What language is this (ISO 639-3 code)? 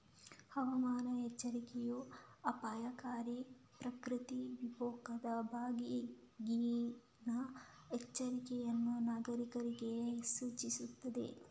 kan